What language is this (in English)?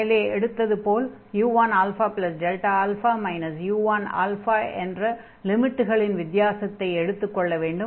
Tamil